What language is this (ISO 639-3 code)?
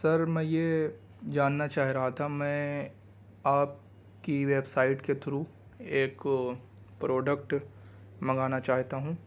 urd